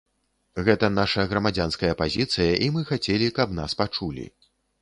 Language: Belarusian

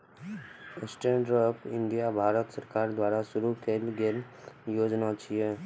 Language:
Maithili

